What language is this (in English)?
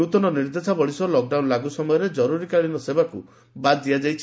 Odia